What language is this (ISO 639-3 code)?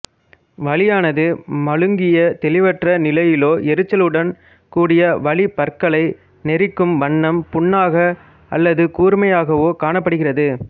tam